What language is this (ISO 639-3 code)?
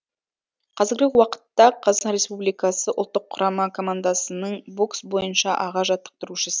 kaz